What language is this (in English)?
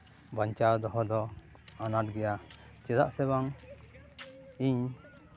Santali